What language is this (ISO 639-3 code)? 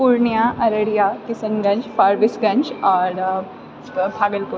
mai